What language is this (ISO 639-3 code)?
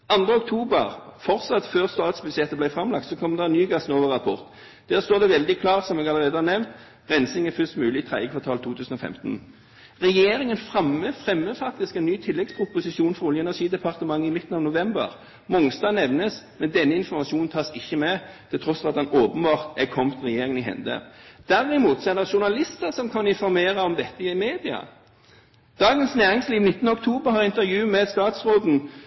nob